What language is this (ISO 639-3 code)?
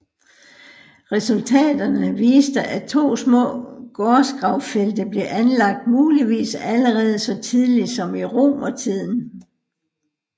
dan